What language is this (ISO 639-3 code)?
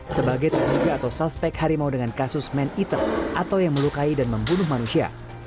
ind